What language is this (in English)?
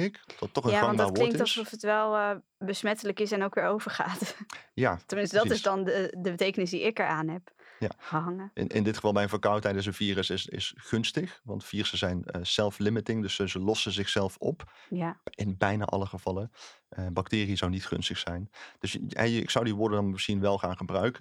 Dutch